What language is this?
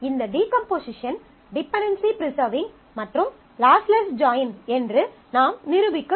Tamil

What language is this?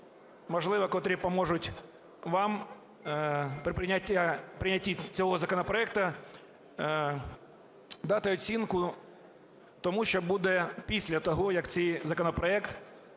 Ukrainian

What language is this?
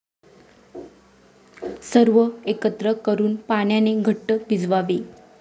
Marathi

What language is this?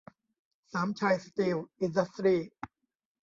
Thai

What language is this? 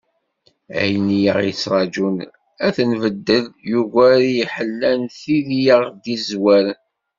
Kabyle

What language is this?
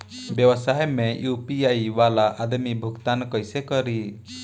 Bhojpuri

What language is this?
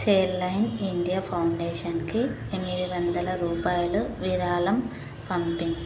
Telugu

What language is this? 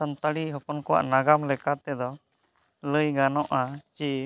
Santali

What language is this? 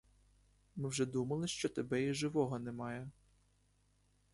Ukrainian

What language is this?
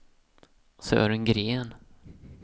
Swedish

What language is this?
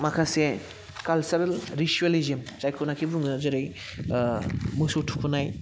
Bodo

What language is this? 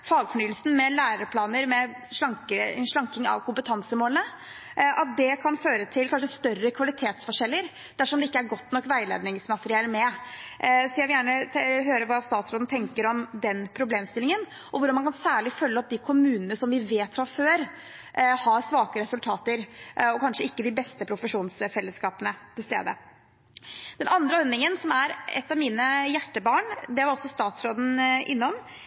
Norwegian Bokmål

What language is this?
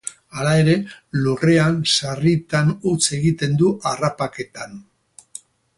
Basque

